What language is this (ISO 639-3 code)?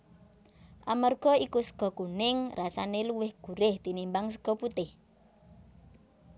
jav